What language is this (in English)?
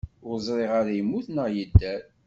Kabyle